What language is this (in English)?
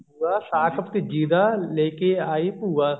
Punjabi